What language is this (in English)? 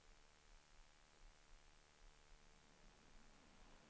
Swedish